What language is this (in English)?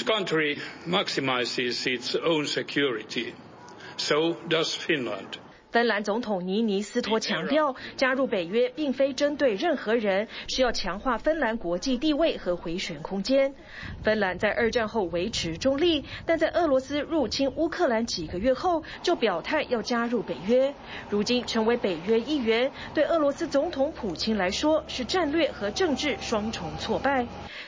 Chinese